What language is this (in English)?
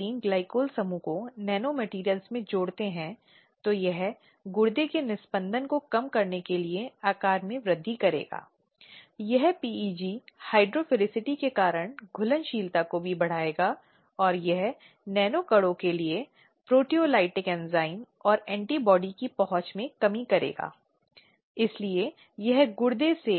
Hindi